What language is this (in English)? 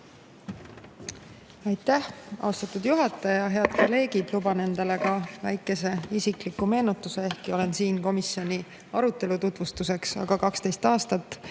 Estonian